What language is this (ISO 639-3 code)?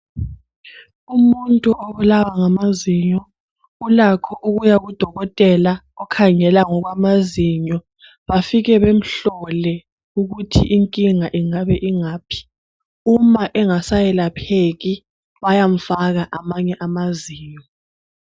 nde